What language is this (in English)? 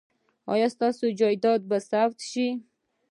Pashto